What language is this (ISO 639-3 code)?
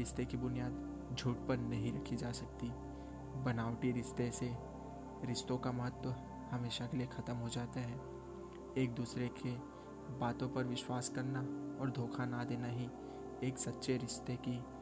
hin